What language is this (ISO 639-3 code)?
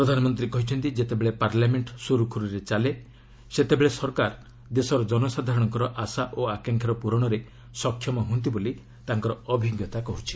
ori